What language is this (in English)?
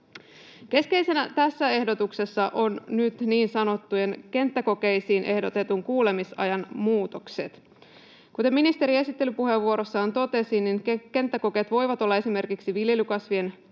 Finnish